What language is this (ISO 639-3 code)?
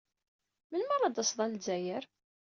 kab